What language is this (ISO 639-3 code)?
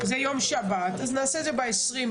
heb